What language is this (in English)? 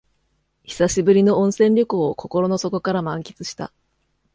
Japanese